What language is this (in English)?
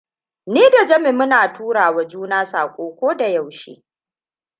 Hausa